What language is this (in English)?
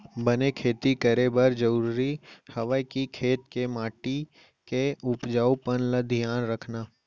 Chhattisgarhi